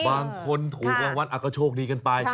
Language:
Thai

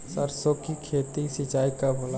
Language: Bhojpuri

